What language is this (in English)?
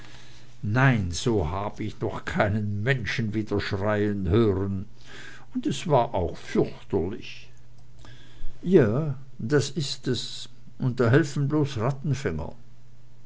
German